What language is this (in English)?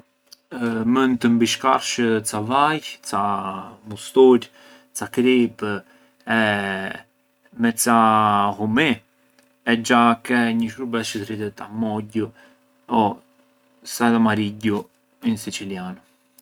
Arbëreshë Albanian